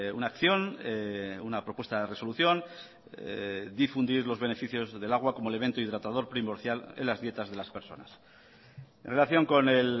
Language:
Spanish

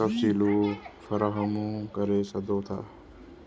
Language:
Sindhi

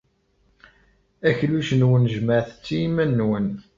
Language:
Kabyle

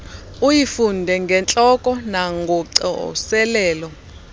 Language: Xhosa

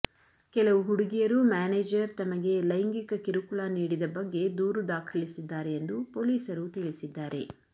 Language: Kannada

